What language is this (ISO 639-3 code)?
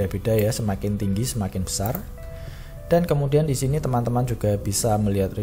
ind